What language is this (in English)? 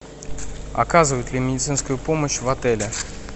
Russian